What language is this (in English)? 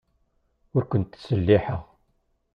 Kabyle